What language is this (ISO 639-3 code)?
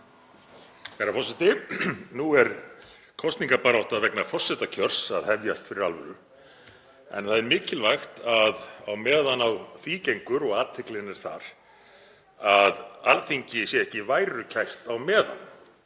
isl